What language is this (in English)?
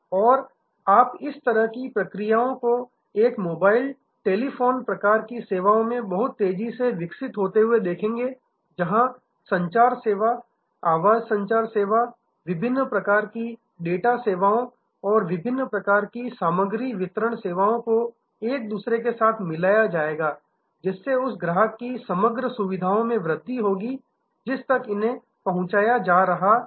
Hindi